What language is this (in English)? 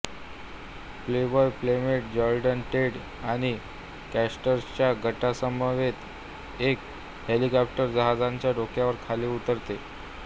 Marathi